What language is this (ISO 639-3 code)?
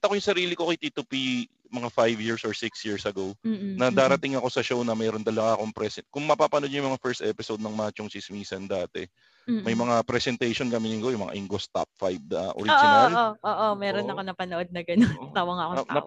fil